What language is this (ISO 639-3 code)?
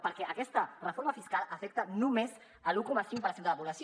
cat